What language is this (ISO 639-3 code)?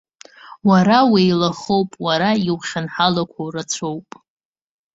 abk